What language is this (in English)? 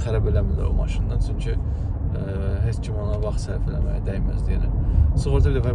Turkish